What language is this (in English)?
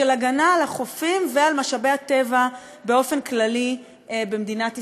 Hebrew